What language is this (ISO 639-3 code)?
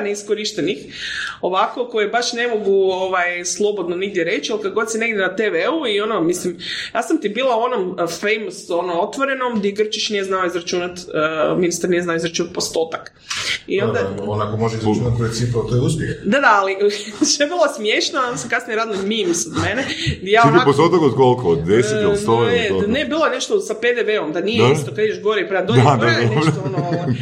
hrv